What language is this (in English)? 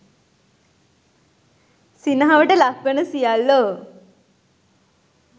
Sinhala